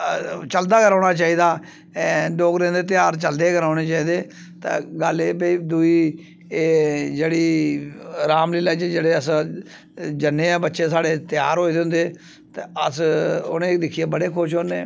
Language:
Dogri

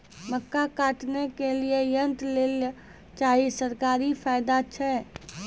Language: Maithili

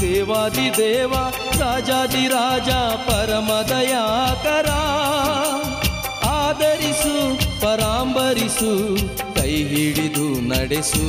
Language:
Kannada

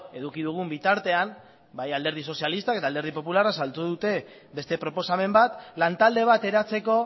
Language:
Basque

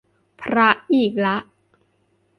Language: Thai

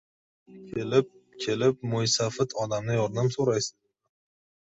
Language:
Uzbek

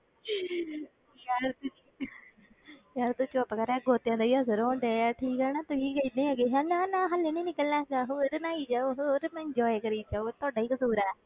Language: Punjabi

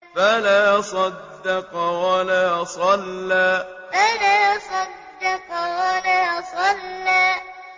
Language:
Arabic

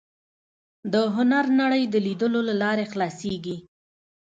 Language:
Pashto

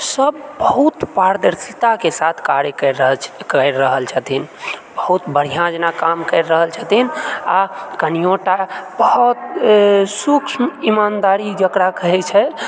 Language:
Maithili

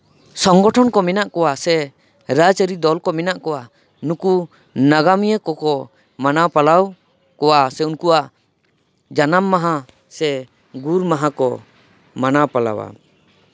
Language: Santali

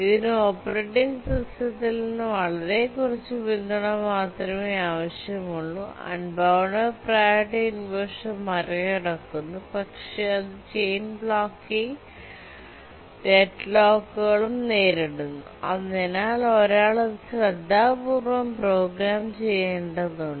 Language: Malayalam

